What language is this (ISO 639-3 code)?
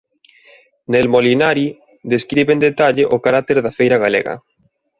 glg